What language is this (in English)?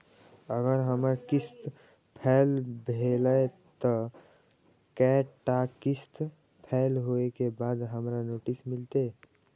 Maithili